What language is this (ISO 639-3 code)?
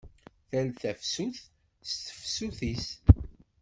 kab